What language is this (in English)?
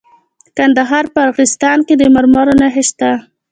Pashto